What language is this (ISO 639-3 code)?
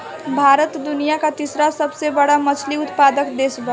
bho